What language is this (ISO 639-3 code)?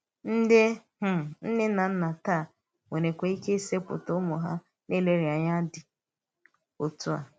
ibo